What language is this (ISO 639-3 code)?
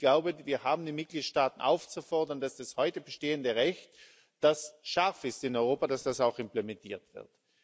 deu